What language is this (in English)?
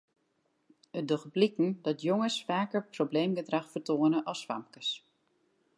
Western Frisian